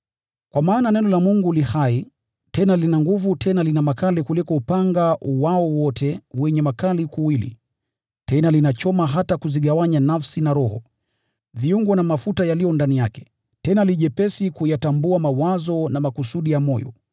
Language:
Swahili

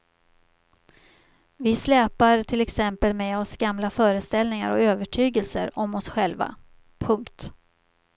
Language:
Swedish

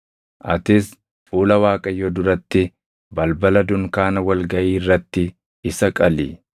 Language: Oromo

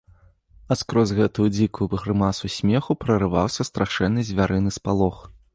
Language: Belarusian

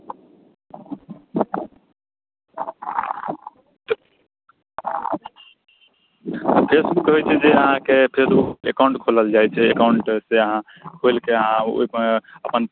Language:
Maithili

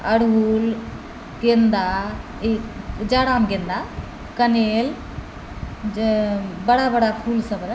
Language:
Maithili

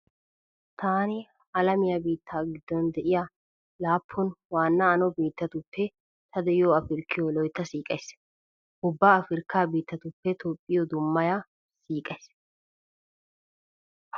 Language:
Wolaytta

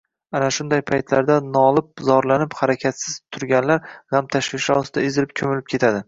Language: Uzbek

